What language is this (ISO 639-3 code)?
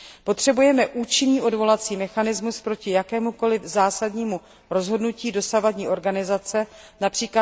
ces